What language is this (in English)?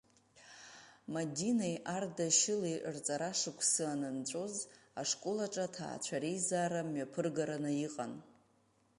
Abkhazian